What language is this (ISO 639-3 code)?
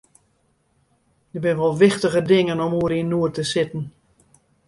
fry